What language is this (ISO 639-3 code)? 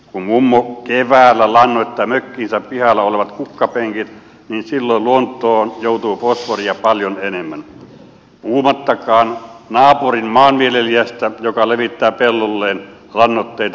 fin